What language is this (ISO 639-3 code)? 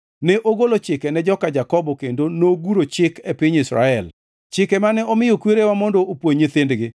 luo